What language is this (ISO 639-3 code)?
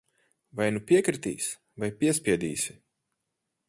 lav